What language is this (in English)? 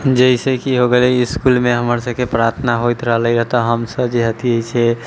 Maithili